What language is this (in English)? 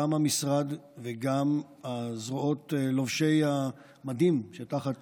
Hebrew